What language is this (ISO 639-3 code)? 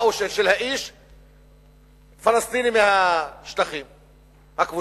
heb